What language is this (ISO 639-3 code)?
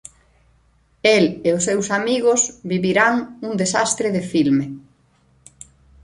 glg